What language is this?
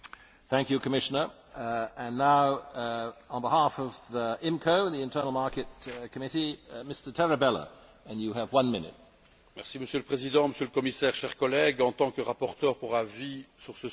French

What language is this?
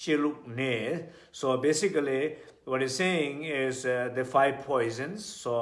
English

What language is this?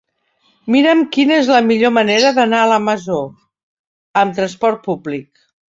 Catalan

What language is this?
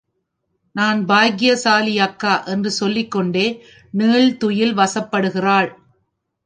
Tamil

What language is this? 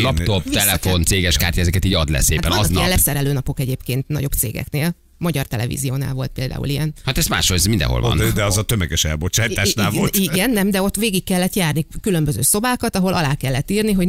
Hungarian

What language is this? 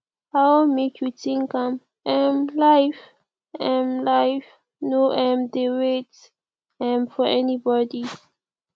Nigerian Pidgin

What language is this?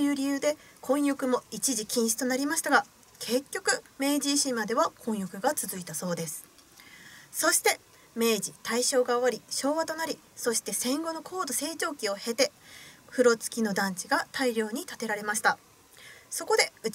Japanese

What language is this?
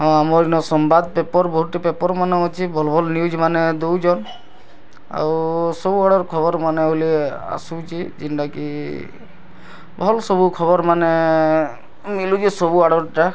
Odia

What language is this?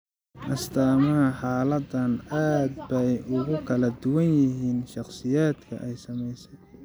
Somali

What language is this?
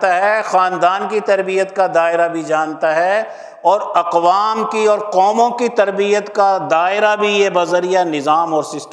Urdu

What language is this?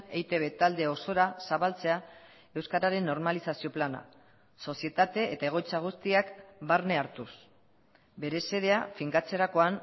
Basque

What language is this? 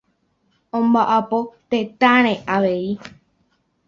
Guarani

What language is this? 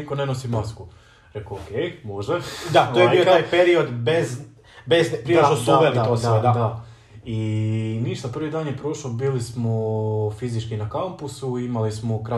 Croatian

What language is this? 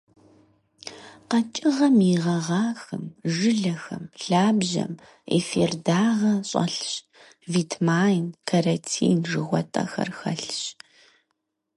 Kabardian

